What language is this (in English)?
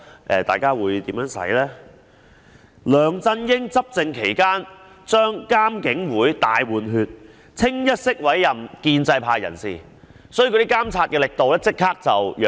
Cantonese